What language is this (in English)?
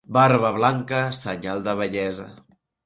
Catalan